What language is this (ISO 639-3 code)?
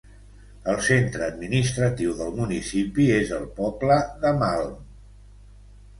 cat